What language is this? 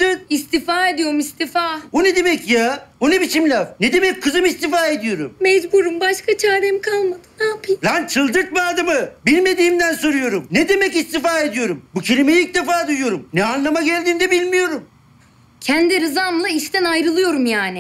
Turkish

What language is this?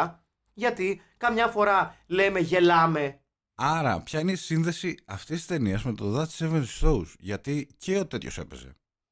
Greek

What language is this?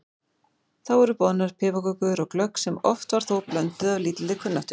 Icelandic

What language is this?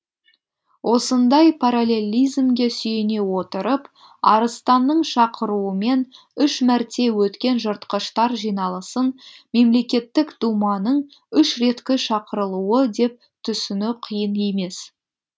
Kazakh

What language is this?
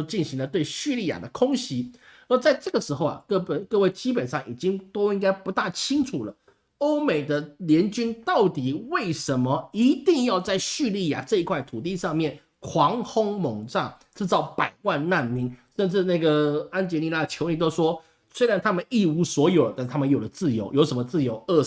Chinese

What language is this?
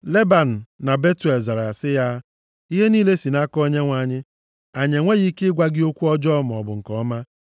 Igbo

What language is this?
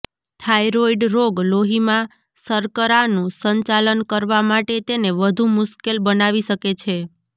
Gujarati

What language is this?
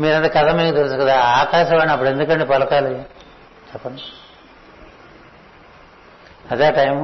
Telugu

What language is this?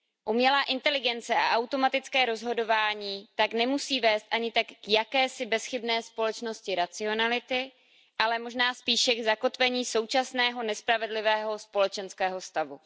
Czech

